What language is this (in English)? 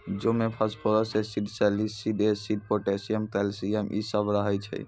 Maithili